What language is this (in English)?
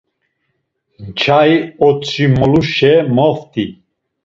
Laz